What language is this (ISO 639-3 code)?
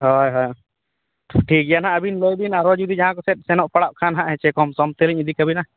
sat